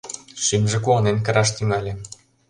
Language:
Mari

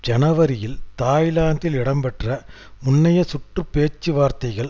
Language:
Tamil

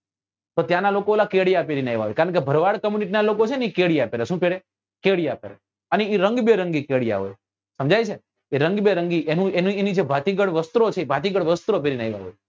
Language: Gujarati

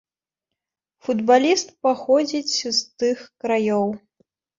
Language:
Belarusian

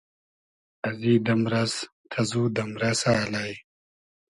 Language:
Hazaragi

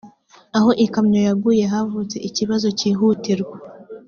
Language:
Kinyarwanda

